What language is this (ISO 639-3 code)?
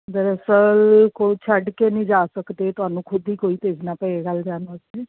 pan